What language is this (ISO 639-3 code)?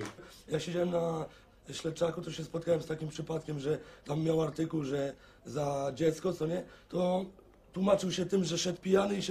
pol